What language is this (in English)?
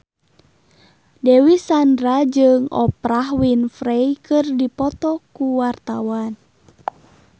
Sundanese